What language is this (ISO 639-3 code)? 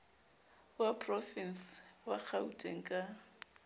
sot